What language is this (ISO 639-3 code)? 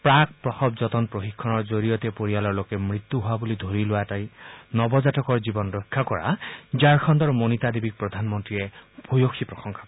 asm